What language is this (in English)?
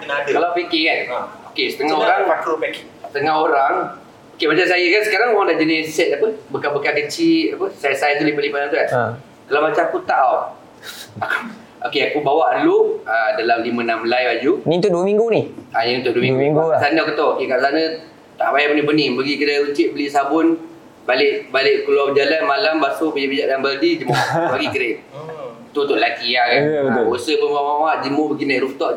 Malay